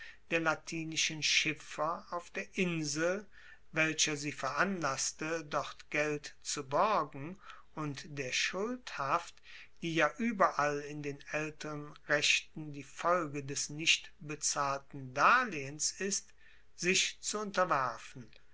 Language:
German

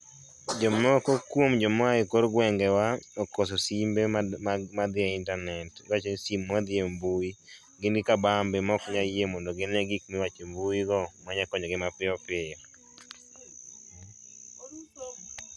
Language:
Luo (Kenya and Tanzania)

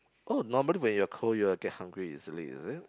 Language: English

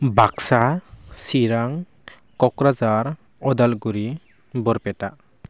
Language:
Bodo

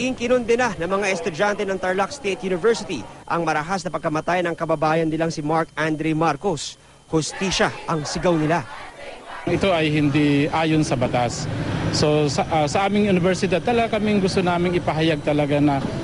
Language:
Filipino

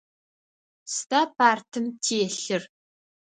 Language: Adyghe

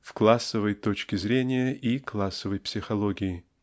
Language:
Russian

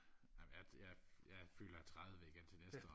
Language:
Danish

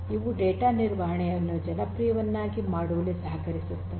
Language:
Kannada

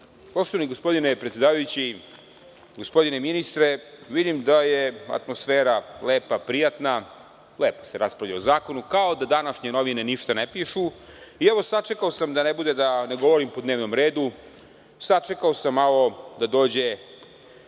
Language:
Serbian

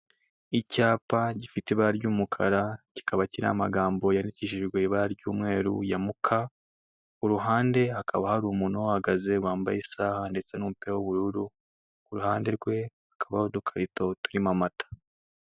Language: Kinyarwanda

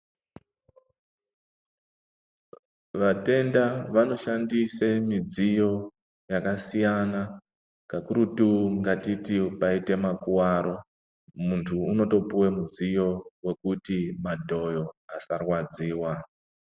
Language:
Ndau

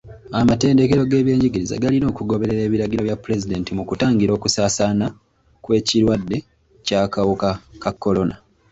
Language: Ganda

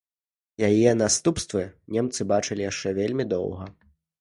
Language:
Belarusian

